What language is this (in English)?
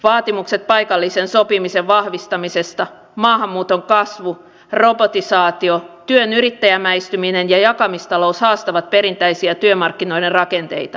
Finnish